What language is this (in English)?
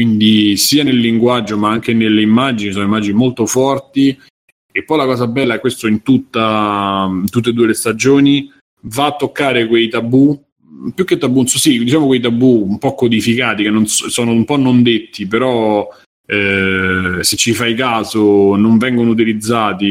Italian